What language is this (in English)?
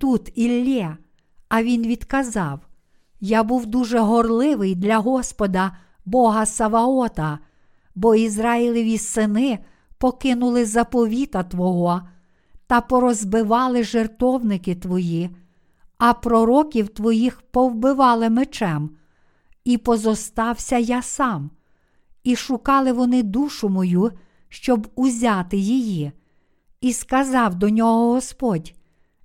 Ukrainian